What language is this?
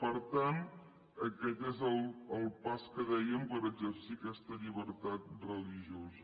Catalan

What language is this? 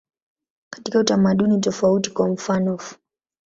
Swahili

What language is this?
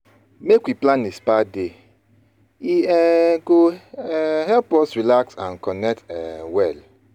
Nigerian Pidgin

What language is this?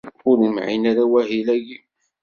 Kabyle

